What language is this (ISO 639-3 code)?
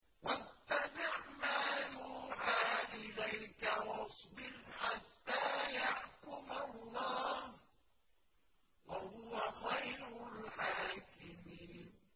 ara